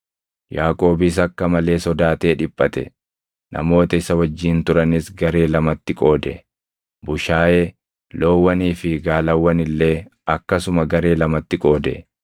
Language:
Oromo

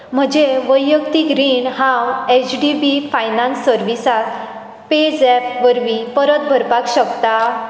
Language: Konkani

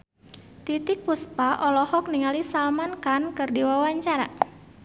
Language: Sundanese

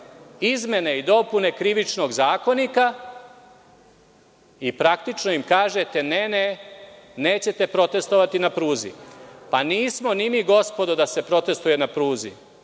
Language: Serbian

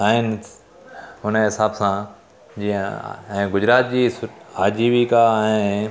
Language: Sindhi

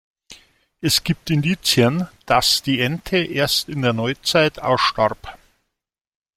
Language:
German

